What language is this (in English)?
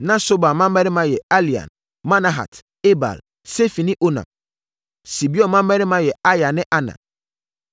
Akan